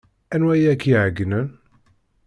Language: Kabyle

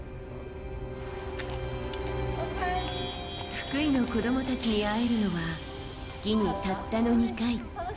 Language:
Japanese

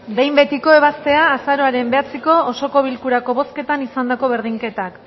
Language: Basque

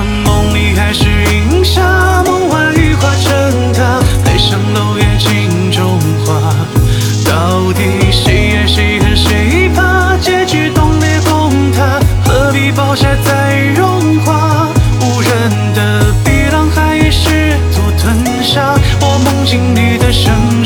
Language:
Chinese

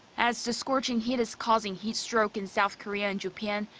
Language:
English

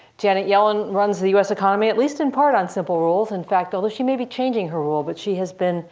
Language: English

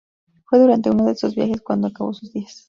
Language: Spanish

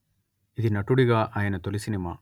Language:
Telugu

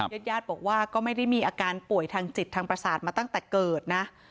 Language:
Thai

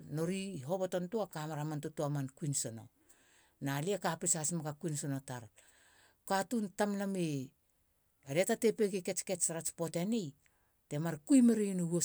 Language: Halia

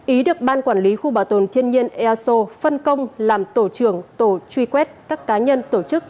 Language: Vietnamese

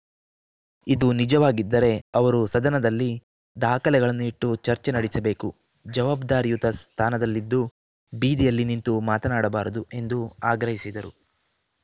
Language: Kannada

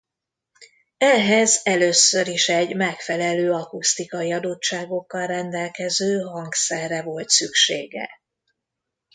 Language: Hungarian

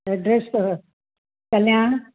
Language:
Sindhi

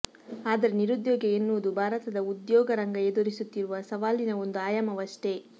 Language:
Kannada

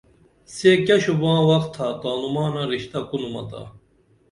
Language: Dameli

